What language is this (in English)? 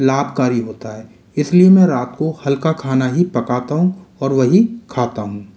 Hindi